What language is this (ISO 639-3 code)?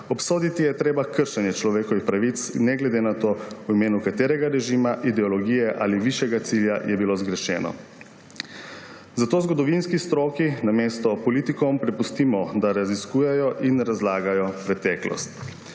slv